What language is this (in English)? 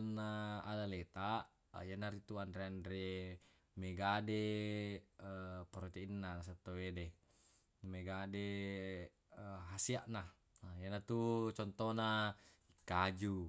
Buginese